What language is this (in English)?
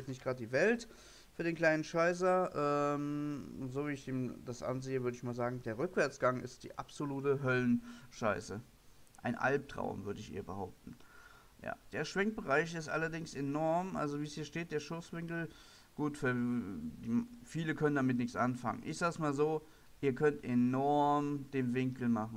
German